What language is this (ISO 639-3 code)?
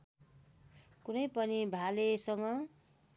nep